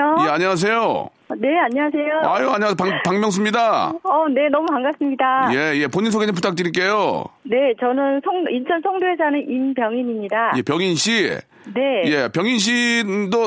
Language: Korean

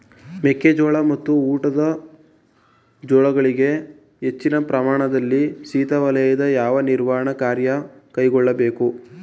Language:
Kannada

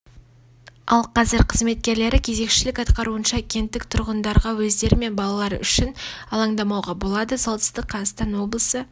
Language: Kazakh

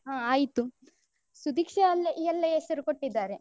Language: Kannada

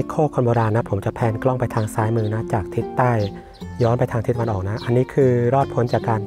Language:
Thai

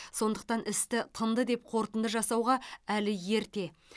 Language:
Kazakh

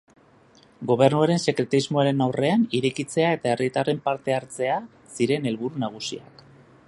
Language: Basque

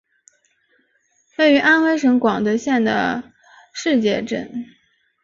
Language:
Chinese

